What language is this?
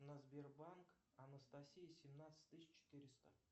Russian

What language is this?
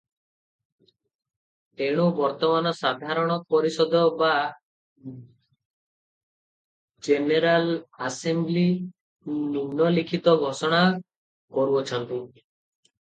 Odia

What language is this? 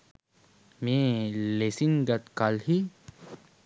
Sinhala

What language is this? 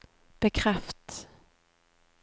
Norwegian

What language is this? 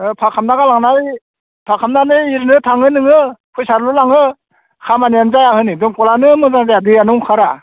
Bodo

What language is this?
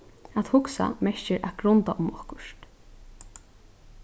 Faroese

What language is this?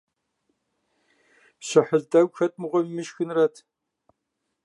Kabardian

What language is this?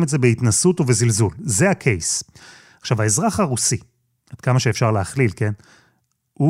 Hebrew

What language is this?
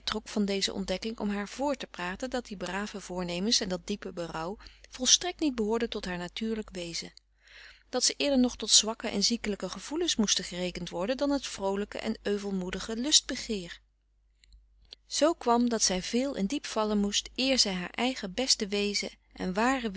Dutch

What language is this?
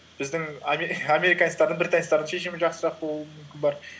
Kazakh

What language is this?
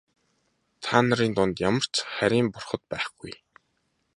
Mongolian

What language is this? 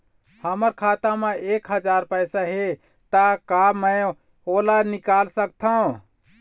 Chhattisgarhi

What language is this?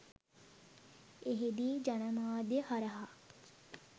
Sinhala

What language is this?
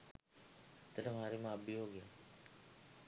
Sinhala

